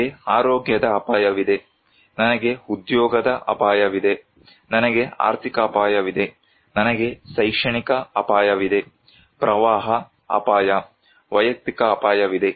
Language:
Kannada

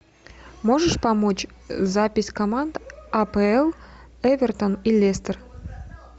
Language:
Russian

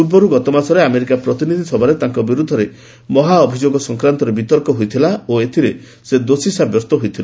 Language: Odia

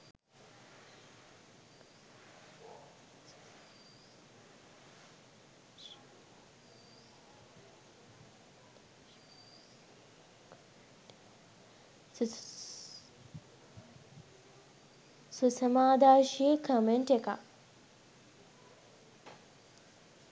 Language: Sinhala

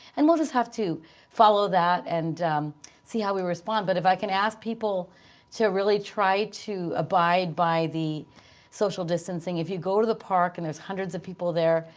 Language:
English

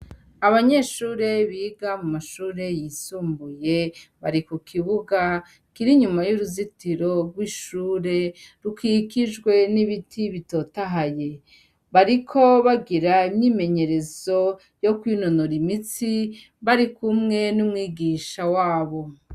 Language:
Rundi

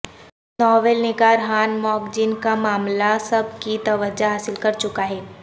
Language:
Urdu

